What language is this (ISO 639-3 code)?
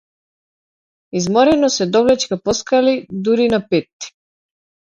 mkd